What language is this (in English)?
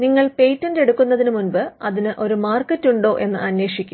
Malayalam